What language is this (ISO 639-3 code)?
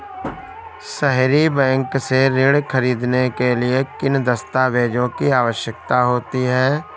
hin